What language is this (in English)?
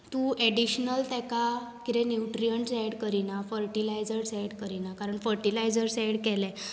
Konkani